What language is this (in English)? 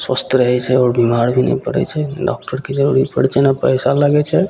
Maithili